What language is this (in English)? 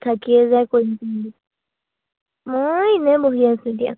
Assamese